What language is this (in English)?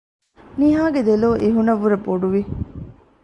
Divehi